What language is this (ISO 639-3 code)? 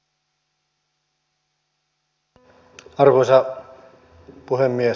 fin